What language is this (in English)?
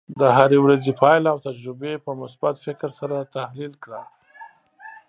Pashto